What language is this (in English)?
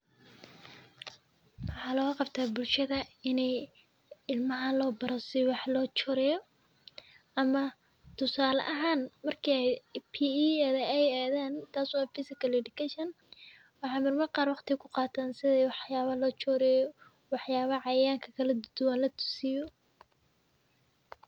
Somali